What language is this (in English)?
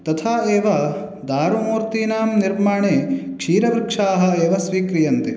Sanskrit